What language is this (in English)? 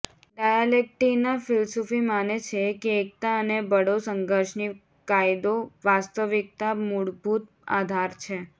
Gujarati